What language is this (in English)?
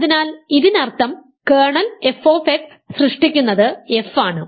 Malayalam